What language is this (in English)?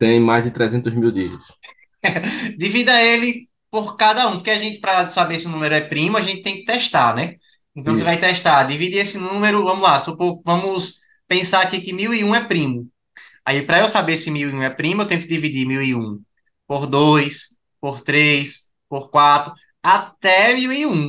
Portuguese